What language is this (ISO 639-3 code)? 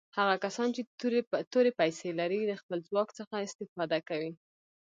pus